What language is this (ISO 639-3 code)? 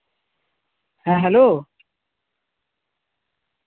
sat